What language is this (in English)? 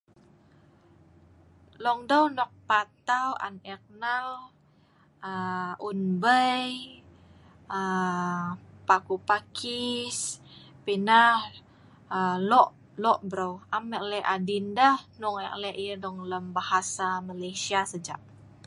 Sa'ban